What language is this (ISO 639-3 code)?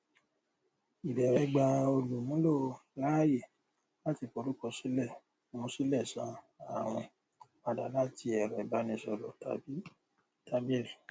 yor